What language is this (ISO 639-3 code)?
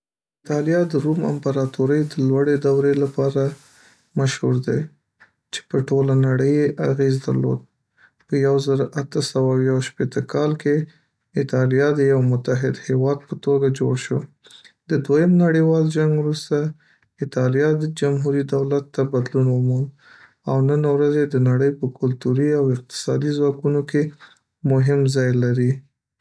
pus